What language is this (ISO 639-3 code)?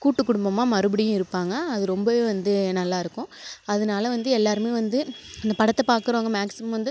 tam